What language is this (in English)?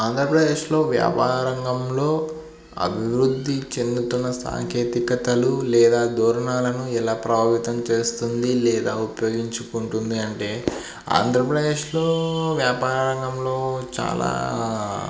Telugu